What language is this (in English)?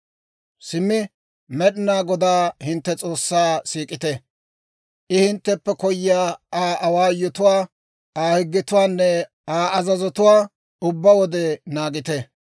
Dawro